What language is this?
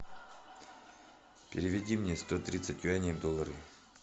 Russian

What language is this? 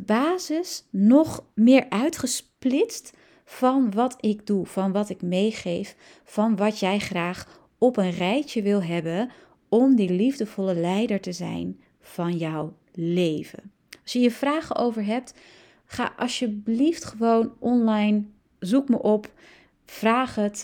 Dutch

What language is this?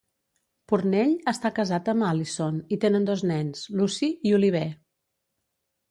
Catalan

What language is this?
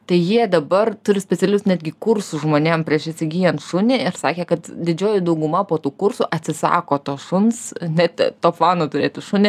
Lithuanian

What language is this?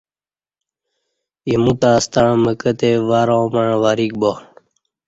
Kati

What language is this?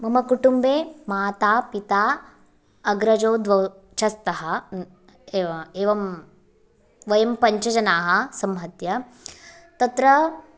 Sanskrit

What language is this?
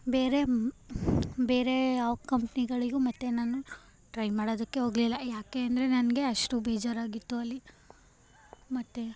Kannada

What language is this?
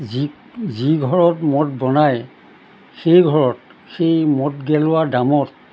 Assamese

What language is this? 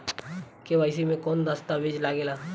Bhojpuri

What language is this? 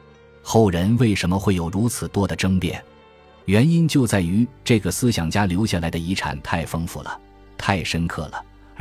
Chinese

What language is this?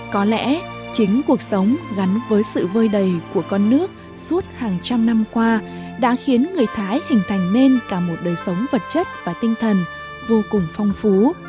Vietnamese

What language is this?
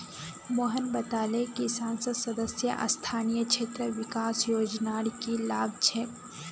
Magahi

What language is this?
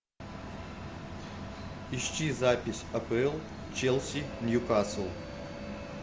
Russian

